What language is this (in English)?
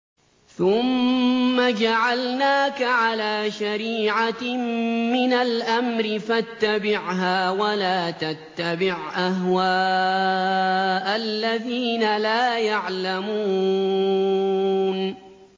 Arabic